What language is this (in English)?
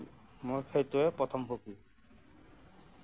Assamese